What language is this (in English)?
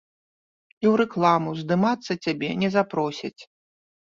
Belarusian